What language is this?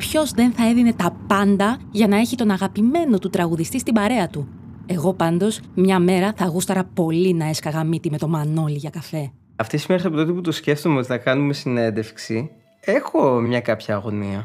Greek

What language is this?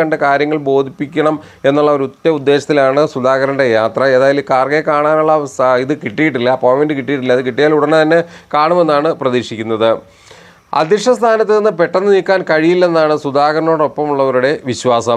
Malayalam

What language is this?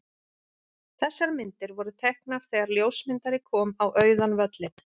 Icelandic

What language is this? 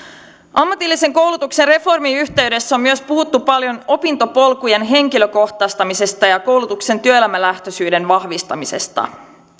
Finnish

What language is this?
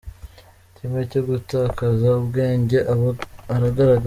Kinyarwanda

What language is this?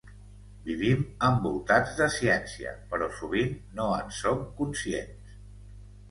Catalan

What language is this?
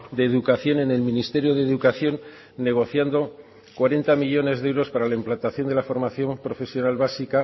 Spanish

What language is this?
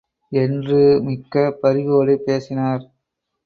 Tamil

